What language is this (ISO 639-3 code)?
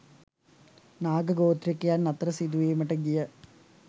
sin